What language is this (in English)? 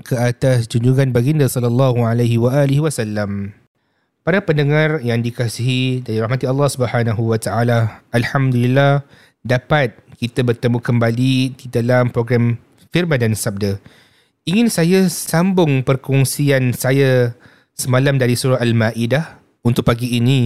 Malay